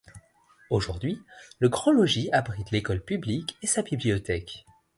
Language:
French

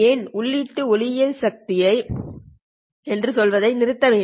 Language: Tamil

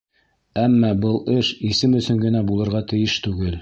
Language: Bashkir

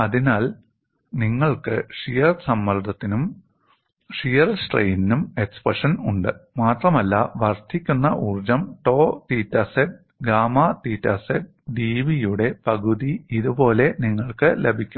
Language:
Malayalam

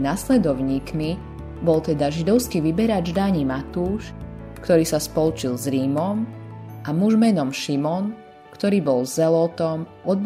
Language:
Slovak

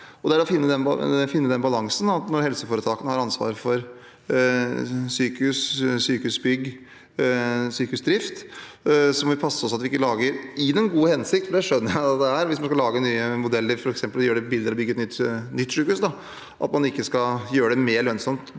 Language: Norwegian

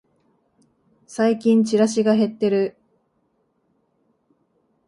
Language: Japanese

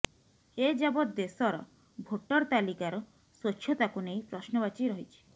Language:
Odia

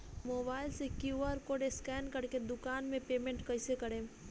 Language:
Bhojpuri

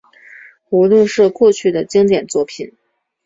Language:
Chinese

